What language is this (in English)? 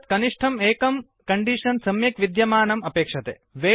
Sanskrit